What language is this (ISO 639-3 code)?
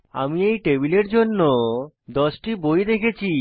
ben